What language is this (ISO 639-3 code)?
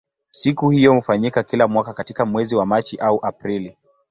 swa